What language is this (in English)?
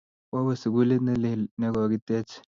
Kalenjin